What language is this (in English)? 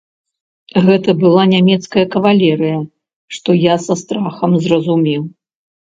Belarusian